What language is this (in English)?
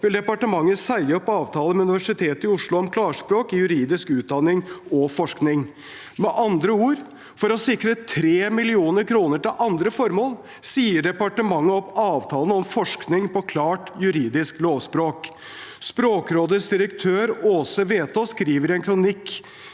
Norwegian